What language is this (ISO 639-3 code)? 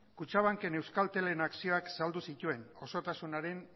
eus